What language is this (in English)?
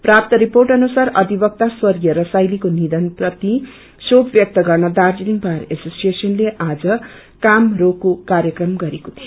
Nepali